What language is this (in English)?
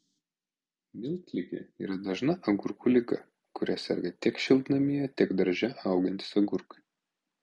Lithuanian